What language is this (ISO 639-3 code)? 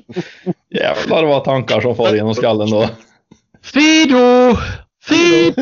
swe